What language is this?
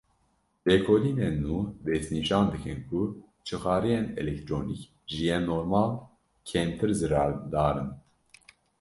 Kurdish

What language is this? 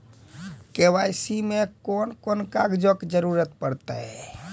Maithili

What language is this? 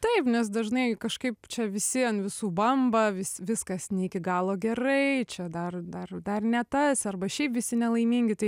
Lithuanian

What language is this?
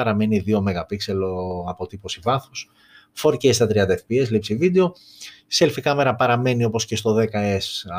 Greek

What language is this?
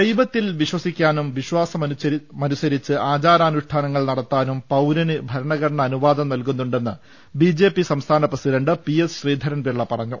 Malayalam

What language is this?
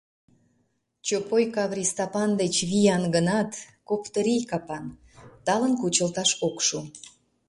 Mari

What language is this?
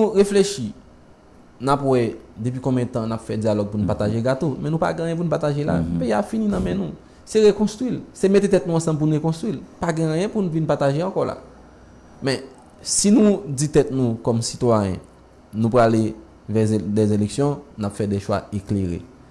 French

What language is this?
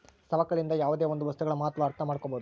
Kannada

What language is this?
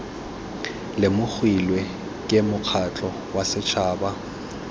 Tswana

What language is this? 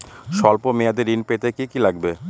Bangla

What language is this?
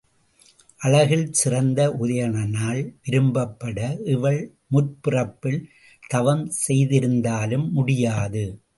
Tamil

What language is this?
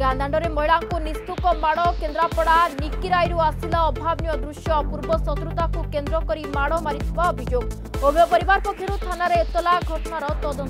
Hindi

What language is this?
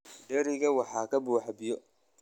Somali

